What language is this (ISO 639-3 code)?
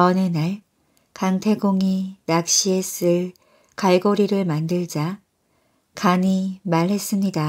kor